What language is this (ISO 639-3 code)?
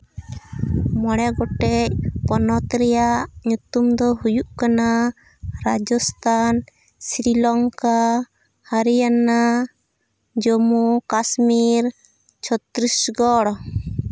sat